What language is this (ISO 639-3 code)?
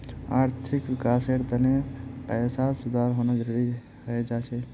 mag